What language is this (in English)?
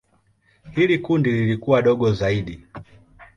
Swahili